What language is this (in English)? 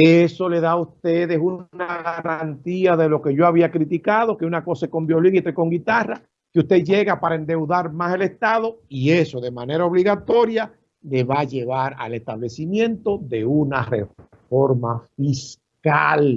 Spanish